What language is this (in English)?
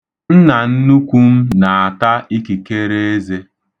Igbo